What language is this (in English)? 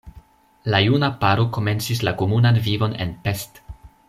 Esperanto